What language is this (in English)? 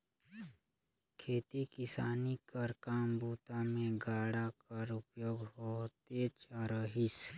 Chhattisgarhi